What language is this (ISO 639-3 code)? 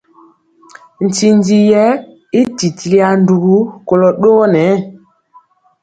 mcx